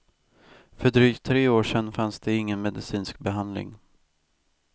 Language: Swedish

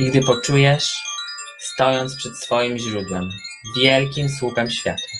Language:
Polish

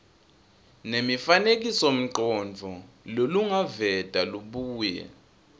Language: Swati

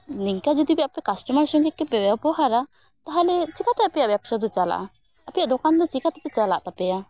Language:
Santali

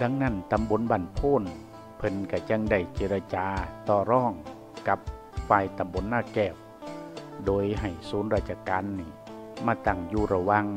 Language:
Thai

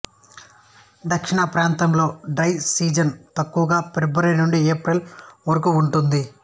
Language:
Telugu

